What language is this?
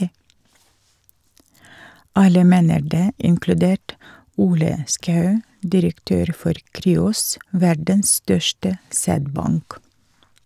Norwegian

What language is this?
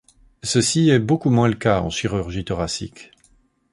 French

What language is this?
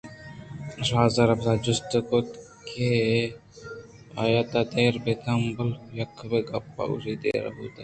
Eastern Balochi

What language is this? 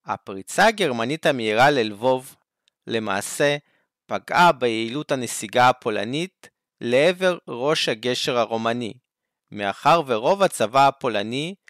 Hebrew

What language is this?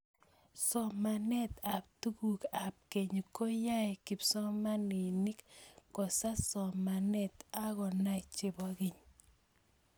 Kalenjin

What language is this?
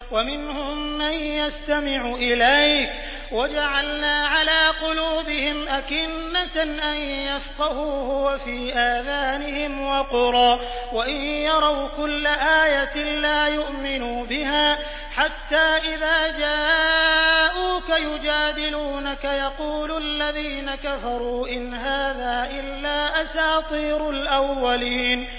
Arabic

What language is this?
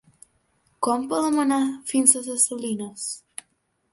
Catalan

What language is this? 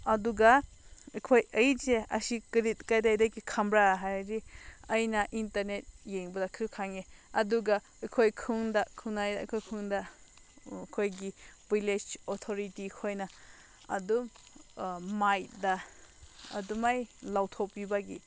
Manipuri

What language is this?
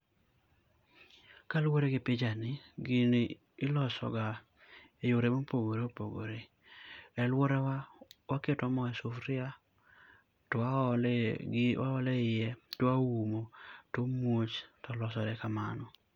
Luo (Kenya and Tanzania)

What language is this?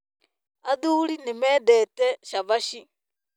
Kikuyu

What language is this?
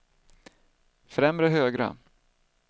Swedish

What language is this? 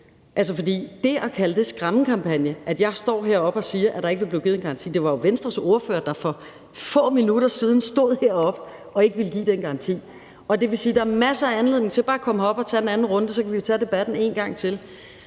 Danish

